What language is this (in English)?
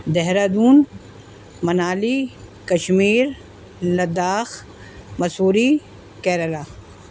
Urdu